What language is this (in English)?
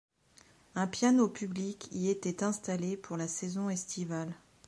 French